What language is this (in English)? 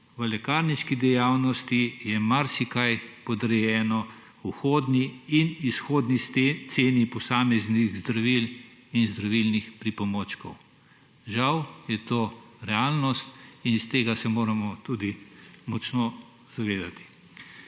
Slovenian